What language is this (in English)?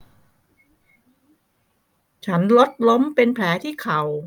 Thai